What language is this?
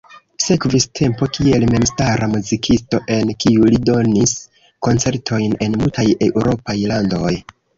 Esperanto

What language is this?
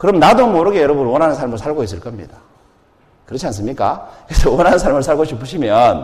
Korean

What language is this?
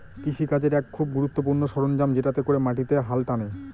Bangla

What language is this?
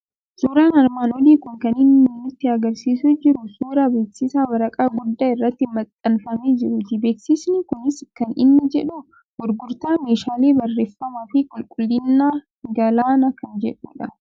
Oromo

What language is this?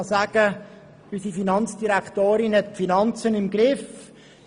Swiss German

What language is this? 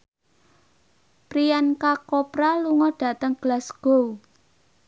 Javanese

